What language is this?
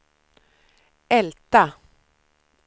Swedish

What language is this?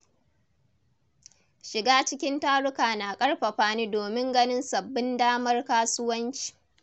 Hausa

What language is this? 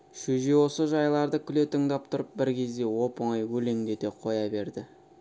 Kazakh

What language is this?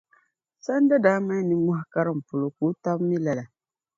Dagbani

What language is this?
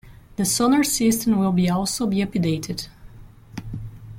English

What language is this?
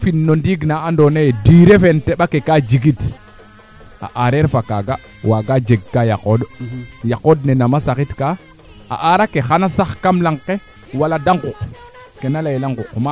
Serer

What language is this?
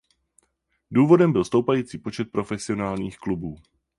Czech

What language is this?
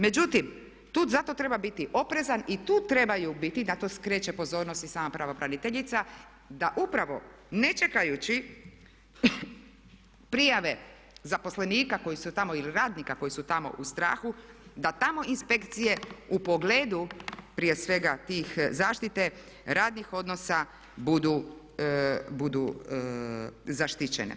Croatian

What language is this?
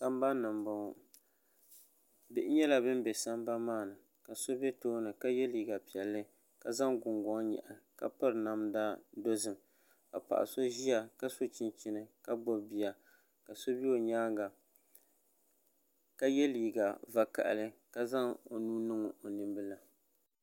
Dagbani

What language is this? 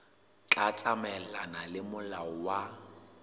Southern Sotho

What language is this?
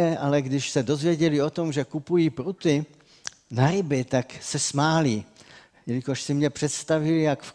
Czech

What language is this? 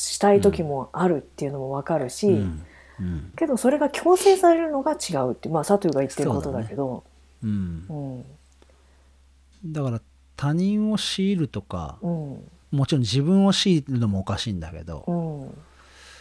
Japanese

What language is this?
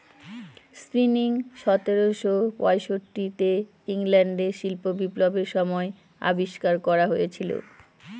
Bangla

